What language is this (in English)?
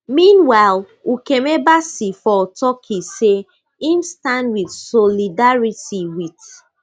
Nigerian Pidgin